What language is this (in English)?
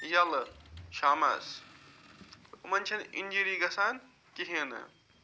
Kashmiri